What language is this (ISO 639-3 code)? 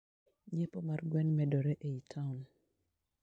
luo